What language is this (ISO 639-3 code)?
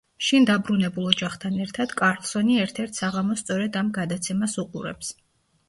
kat